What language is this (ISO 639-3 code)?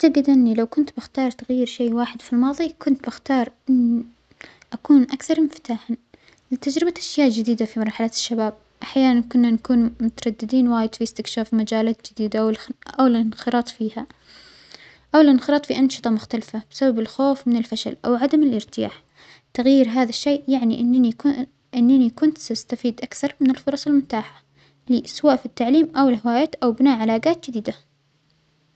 acx